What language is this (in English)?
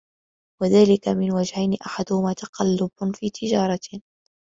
Arabic